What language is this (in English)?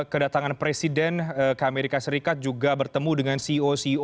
Indonesian